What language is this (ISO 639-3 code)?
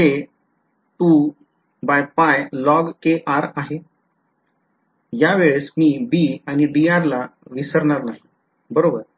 mar